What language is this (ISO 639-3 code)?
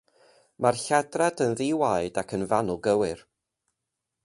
cym